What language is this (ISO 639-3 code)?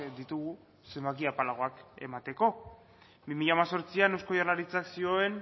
eus